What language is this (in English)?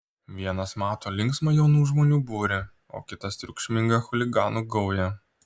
Lithuanian